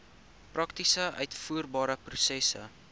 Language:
Afrikaans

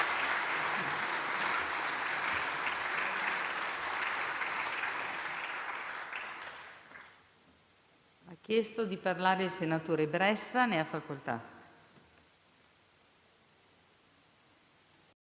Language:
Italian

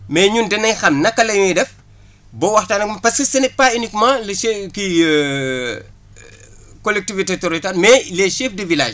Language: Wolof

